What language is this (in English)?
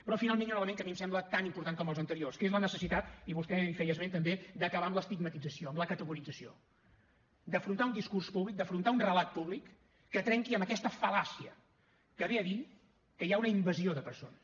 Catalan